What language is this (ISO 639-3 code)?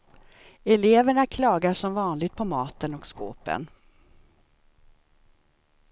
swe